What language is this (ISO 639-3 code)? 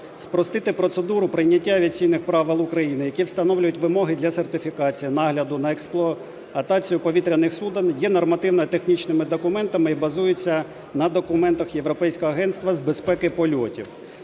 ukr